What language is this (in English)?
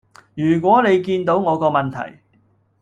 Cantonese